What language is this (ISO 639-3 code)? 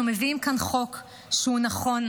heb